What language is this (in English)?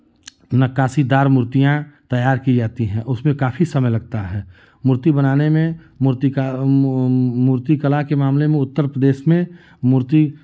Hindi